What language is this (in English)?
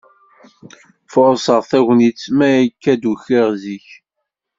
Kabyle